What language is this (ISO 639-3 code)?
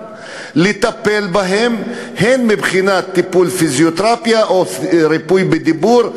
heb